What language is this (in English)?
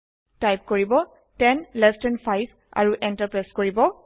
Assamese